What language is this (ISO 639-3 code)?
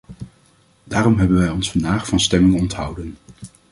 nld